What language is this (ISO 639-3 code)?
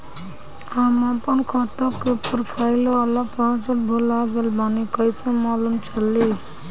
bho